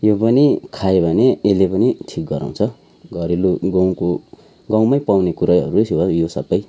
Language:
Nepali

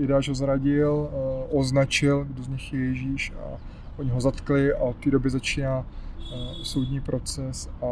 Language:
Czech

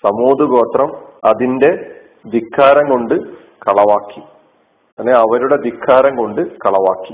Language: Malayalam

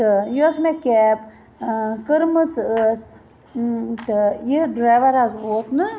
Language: Kashmiri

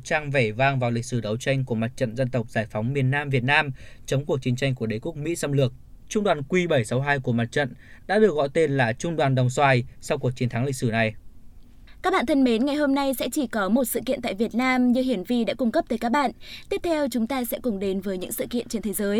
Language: Vietnamese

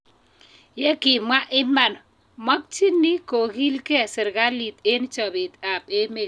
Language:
Kalenjin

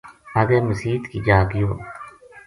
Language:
Gujari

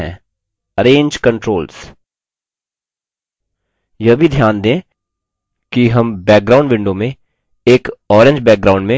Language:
Hindi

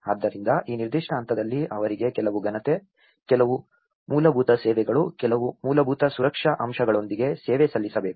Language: Kannada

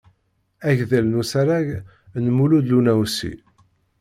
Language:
Kabyle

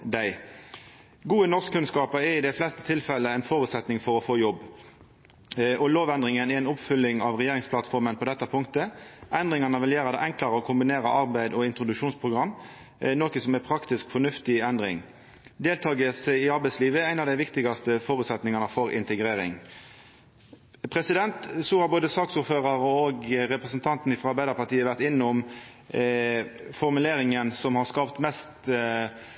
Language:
Norwegian Nynorsk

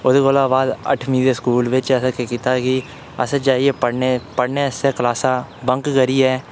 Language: Dogri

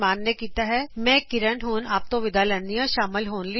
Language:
Punjabi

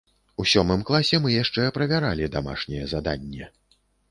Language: Belarusian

